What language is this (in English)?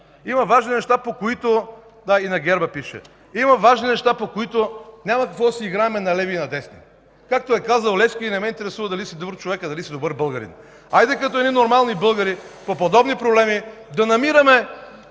Bulgarian